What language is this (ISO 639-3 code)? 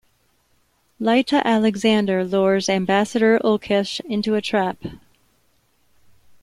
eng